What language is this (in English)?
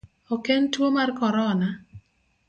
Luo (Kenya and Tanzania)